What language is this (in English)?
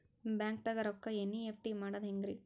Kannada